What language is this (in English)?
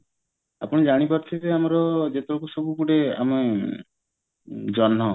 Odia